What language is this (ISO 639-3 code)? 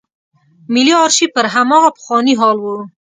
pus